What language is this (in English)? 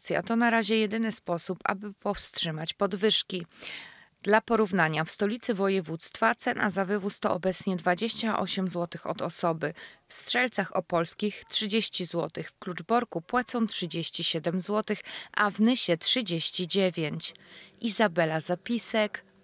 Polish